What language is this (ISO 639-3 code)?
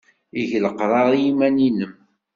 kab